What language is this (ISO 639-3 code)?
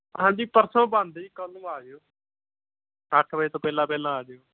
pan